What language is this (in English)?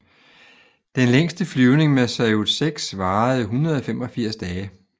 Danish